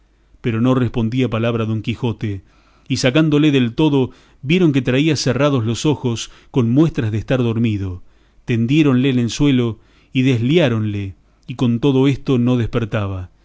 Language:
Spanish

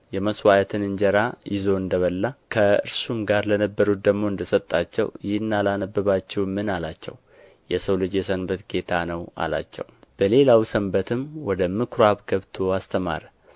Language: Amharic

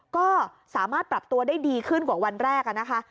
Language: Thai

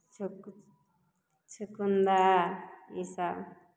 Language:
Maithili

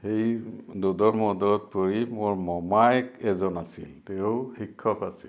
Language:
Assamese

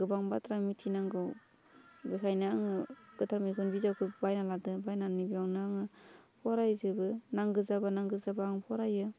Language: Bodo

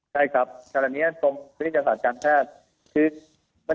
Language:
Thai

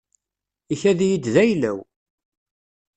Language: Kabyle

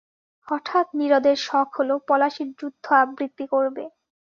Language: Bangla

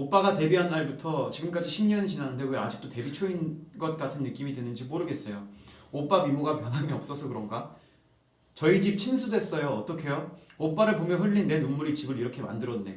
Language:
Korean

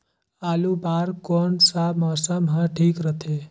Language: Chhattisgarhi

